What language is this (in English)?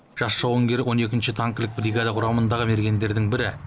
Kazakh